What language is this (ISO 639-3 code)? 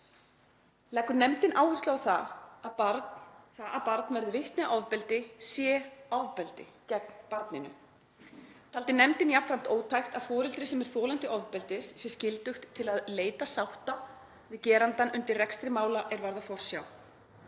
isl